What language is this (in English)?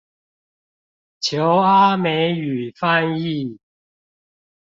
Chinese